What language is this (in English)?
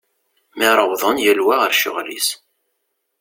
Kabyle